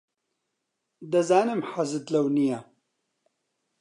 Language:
Central Kurdish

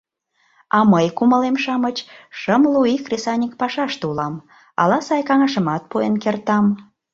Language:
Mari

